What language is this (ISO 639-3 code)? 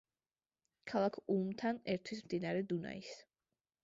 kat